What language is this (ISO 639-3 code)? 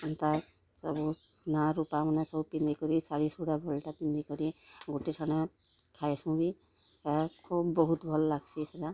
ori